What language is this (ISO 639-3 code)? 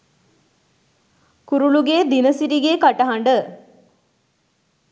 sin